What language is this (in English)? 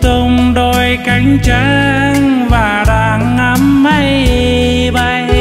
Vietnamese